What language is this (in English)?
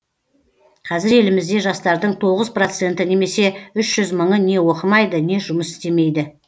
Kazakh